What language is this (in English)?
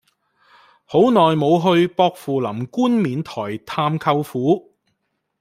Cantonese